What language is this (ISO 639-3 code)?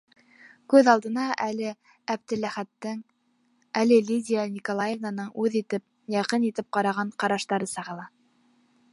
bak